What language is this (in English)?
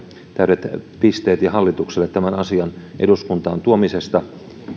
Finnish